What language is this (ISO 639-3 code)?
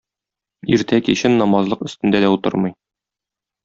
tat